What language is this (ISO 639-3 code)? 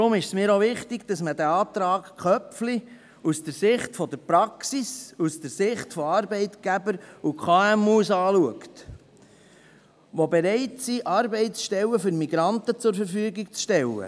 gsw